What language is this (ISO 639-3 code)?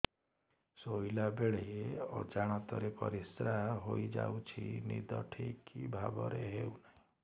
ori